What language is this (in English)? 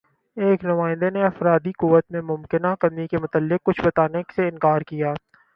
Urdu